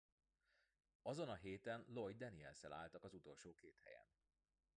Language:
Hungarian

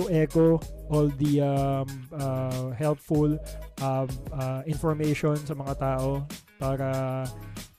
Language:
Filipino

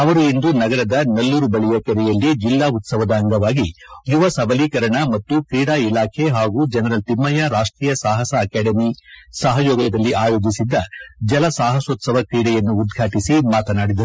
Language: Kannada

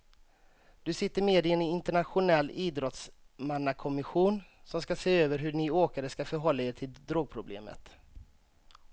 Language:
Swedish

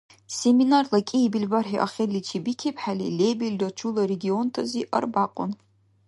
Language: Dargwa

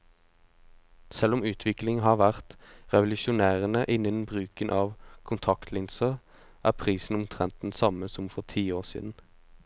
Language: Norwegian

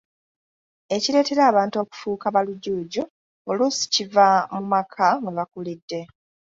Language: Ganda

